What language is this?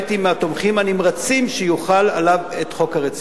Hebrew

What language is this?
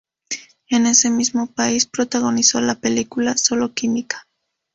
Spanish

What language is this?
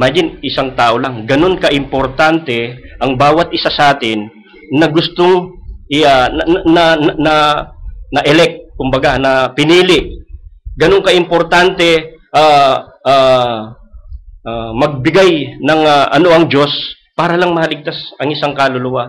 Filipino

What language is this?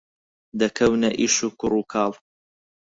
Central Kurdish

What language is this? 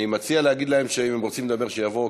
Hebrew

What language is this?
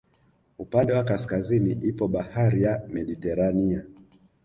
Swahili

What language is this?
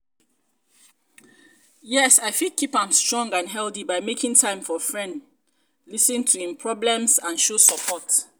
Nigerian Pidgin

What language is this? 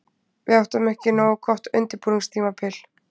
Icelandic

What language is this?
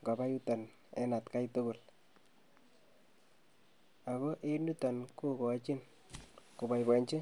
Kalenjin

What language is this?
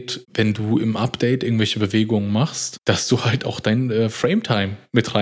German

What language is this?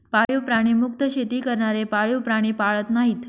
Marathi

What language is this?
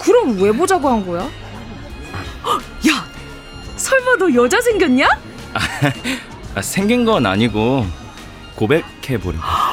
Korean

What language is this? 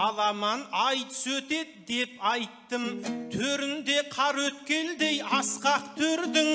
Turkish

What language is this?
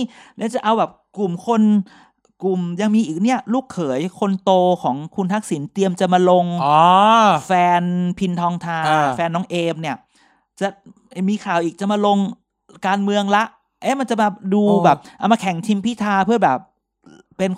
Thai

